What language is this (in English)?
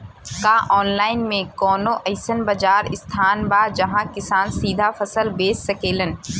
Bhojpuri